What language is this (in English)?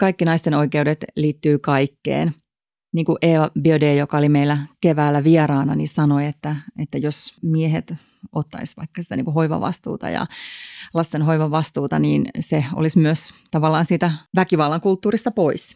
Finnish